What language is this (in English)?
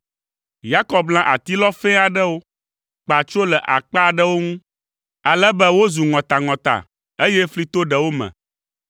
Ewe